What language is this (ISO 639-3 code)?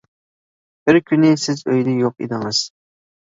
uig